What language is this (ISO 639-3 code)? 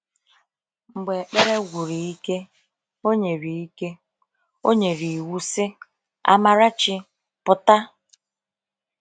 ibo